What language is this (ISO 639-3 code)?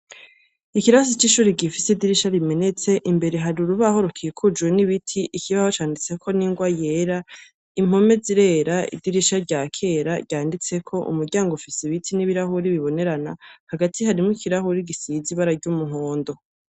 run